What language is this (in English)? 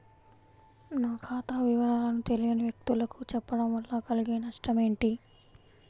Telugu